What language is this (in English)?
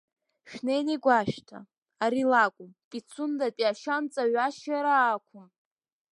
Abkhazian